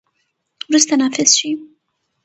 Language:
Pashto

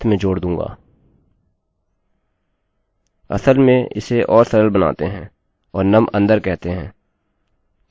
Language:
Hindi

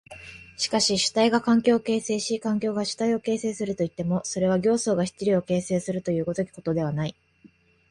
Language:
Japanese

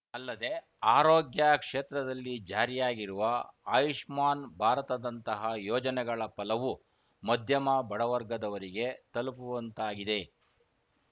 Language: Kannada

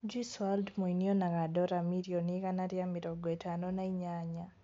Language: Kikuyu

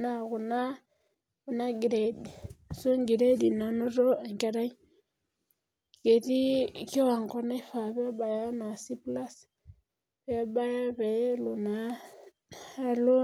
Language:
Masai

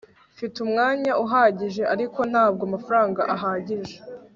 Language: Kinyarwanda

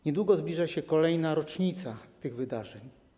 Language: Polish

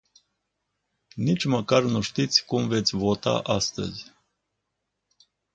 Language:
Romanian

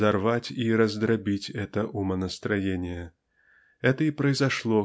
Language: Russian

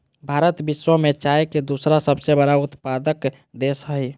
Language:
Magahi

